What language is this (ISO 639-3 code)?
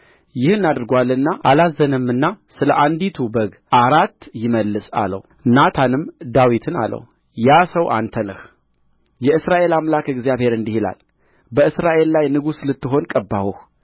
amh